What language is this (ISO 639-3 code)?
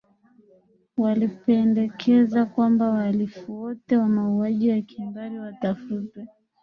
swa